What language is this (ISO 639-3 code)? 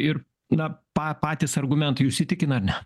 lit